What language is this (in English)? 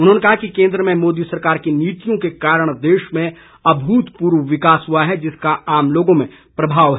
Hindi